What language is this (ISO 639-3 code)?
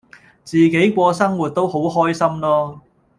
yue